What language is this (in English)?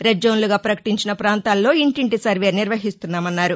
Telugu